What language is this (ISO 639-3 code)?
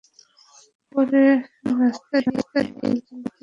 ben